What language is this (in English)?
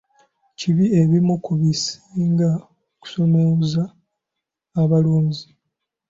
Ganda